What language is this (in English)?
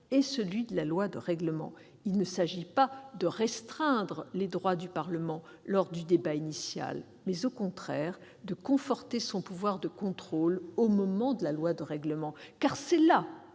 French